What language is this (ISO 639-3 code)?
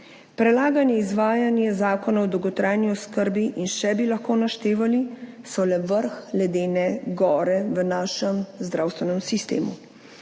slv